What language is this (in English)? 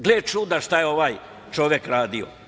Serbian